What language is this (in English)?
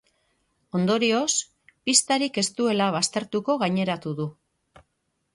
Basque